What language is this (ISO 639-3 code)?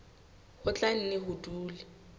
sot